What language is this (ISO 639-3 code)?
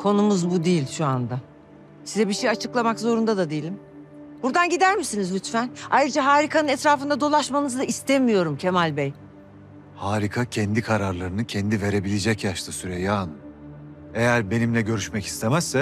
tur